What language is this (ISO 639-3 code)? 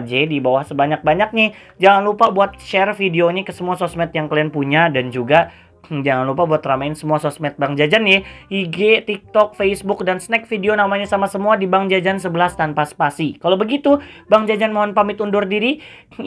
ind